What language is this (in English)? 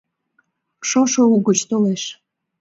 Mari